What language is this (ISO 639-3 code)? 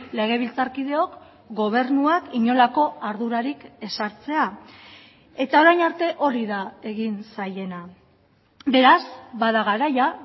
eus